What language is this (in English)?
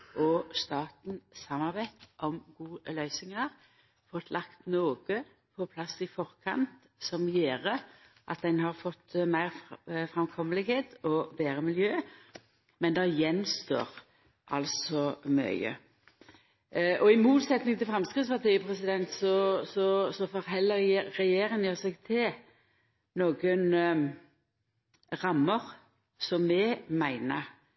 Norwegian Nynorsk